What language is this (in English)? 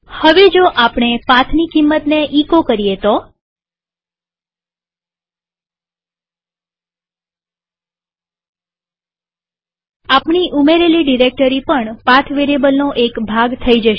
Gujarati